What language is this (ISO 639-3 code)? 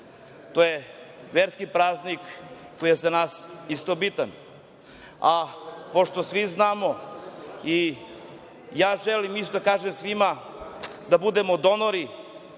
srp